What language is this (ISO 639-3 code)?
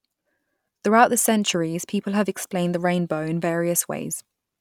eng